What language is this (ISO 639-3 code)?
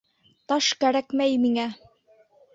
bak